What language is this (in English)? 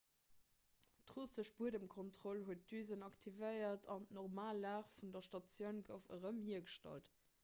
Luxembourgish